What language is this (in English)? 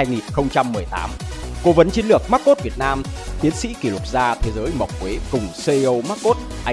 Vietnamese